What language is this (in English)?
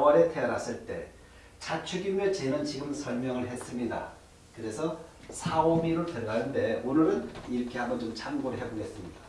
Korean